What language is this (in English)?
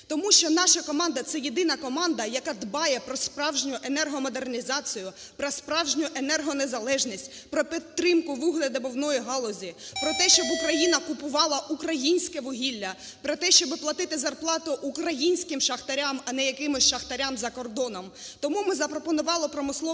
Ukrainian